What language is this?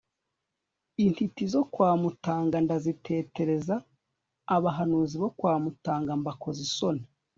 Kinyarwanda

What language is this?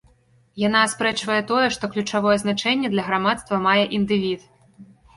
Belarusian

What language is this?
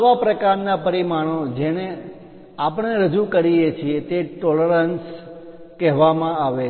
Gujarati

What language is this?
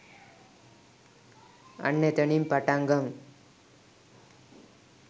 Sinhala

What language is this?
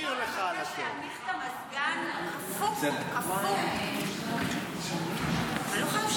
Hebrew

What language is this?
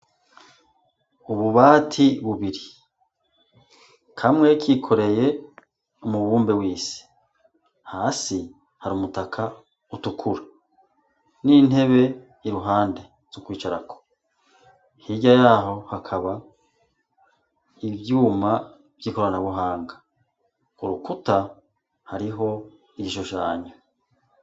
Rundi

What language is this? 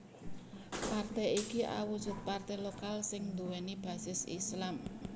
Javanese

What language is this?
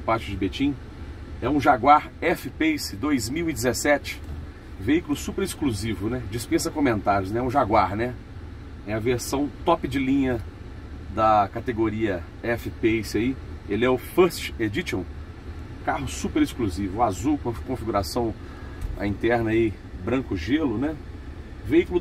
Portuguese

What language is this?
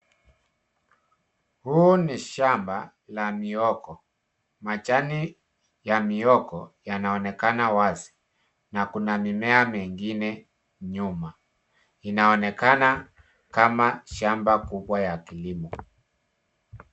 Swahili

